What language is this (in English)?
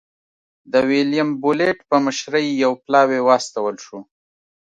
Pashto